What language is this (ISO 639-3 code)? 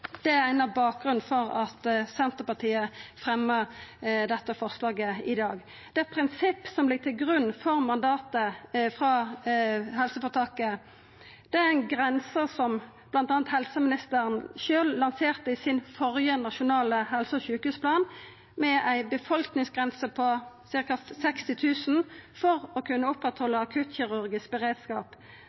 nno